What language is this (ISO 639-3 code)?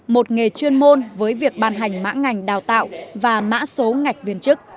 vie